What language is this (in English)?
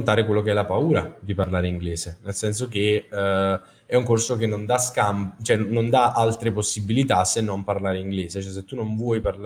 Italian